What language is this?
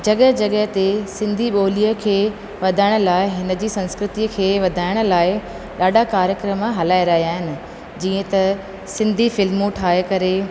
Sindhi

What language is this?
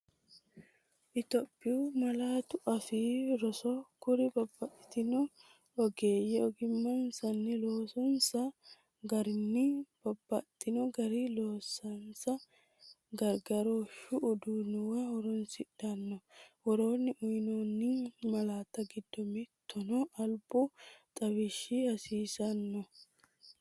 Sidamo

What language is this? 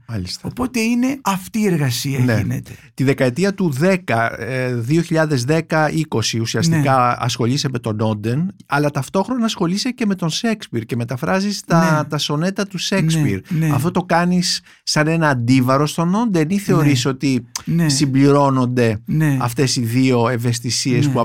Greek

